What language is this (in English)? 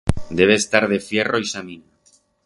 Aragonese